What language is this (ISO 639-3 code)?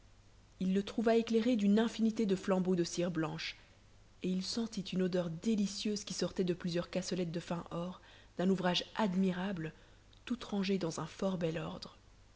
fra